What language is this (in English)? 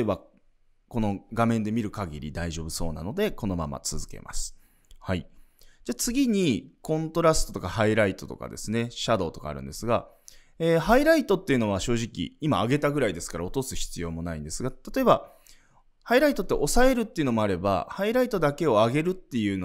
Japanese